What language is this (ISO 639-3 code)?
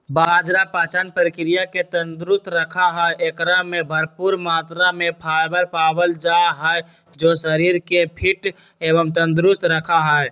mag